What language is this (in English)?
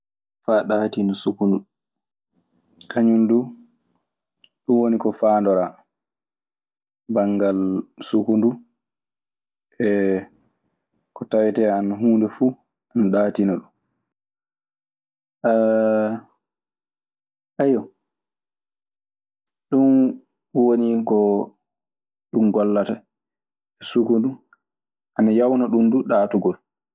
Maasina Fulfulde